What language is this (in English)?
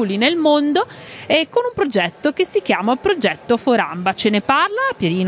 Italian